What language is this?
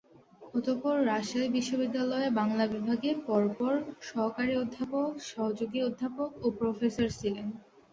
Bangla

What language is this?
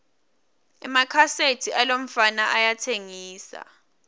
Swati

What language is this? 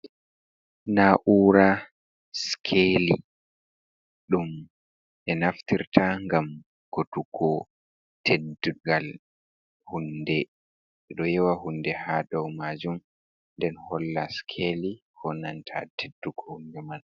Fula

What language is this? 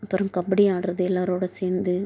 Tamil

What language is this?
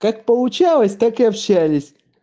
Russian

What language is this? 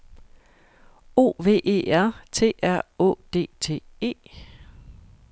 Danish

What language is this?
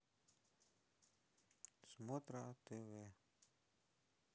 Russian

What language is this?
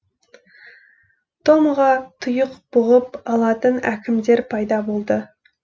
Kazakh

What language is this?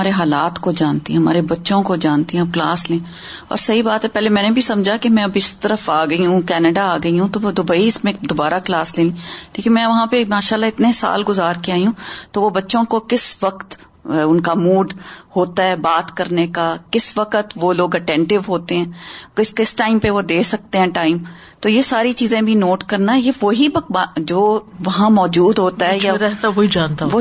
Urdu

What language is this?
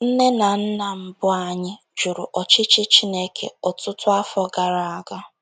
Igbo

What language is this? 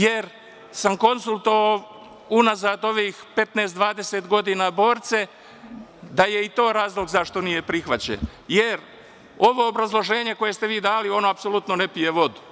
Serbian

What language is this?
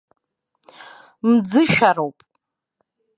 Abkhazian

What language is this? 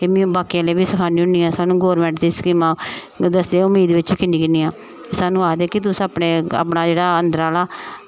Dogri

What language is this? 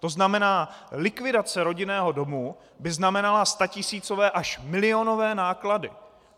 Czech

